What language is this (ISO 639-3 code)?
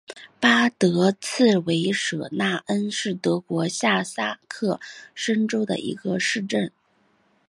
zho